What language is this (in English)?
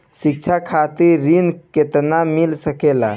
Bhojpuri